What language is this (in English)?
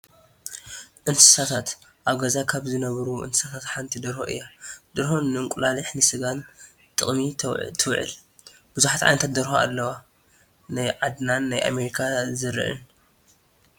Tigrinya